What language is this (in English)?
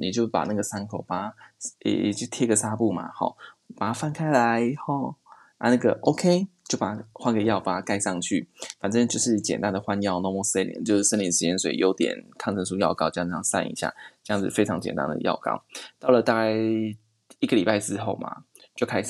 Chinese